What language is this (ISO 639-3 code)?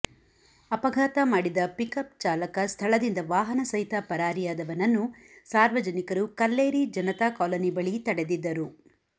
kan